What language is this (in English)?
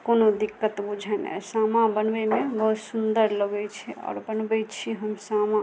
Maithili